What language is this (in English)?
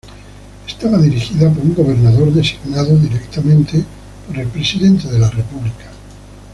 Spanish